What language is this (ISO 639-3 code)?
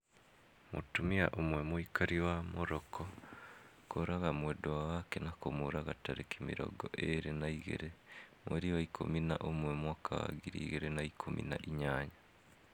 kik